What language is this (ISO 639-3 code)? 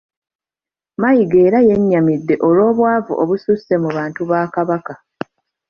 lug